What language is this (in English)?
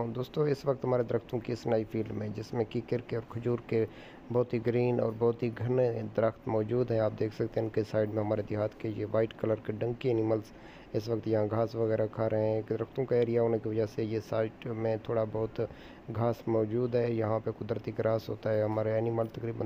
Hindi